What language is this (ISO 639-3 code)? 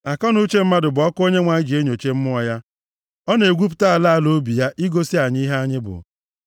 ibo